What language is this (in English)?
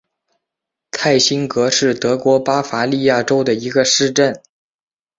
Chinese